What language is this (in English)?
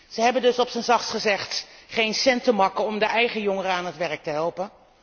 Dutch